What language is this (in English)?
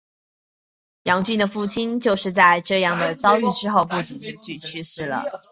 Chinese